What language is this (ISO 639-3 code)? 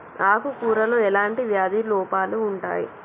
tel